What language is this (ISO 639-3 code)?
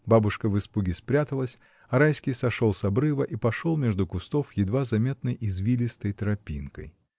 rus